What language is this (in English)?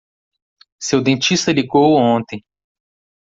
Portuguese